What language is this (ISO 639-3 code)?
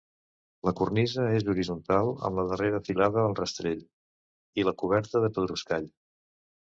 cat